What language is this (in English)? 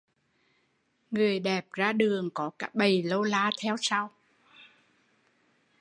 Vietnamese